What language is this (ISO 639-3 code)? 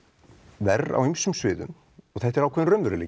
isl